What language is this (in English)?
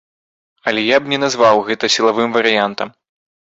Belarusian